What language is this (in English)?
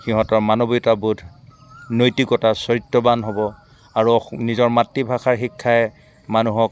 Assamese